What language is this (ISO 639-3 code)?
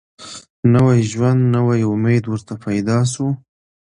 pus